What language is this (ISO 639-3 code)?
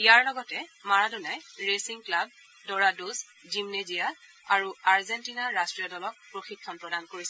asm